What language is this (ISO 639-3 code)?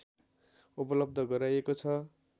nep